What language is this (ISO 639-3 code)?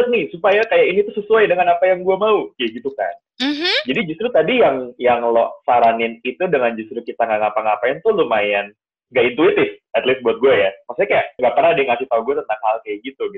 ind